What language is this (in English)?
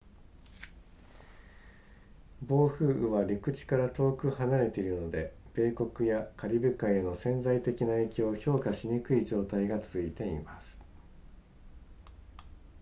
Japanese